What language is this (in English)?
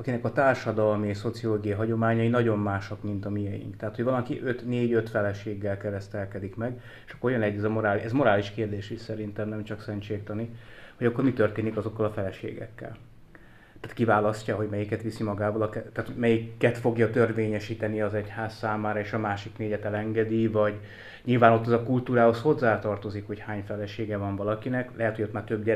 Hungarian